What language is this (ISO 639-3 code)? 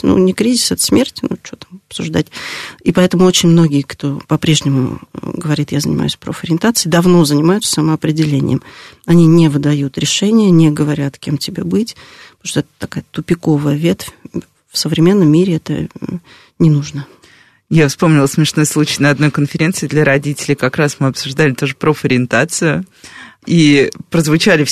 rus